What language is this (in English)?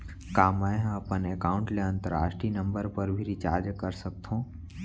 Chhattisgarhi